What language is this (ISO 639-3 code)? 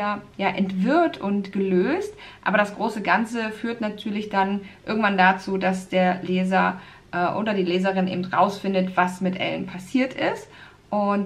deu